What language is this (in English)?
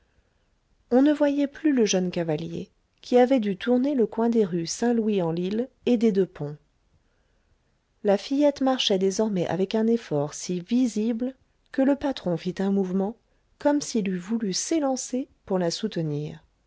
French